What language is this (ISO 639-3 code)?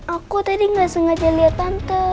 ind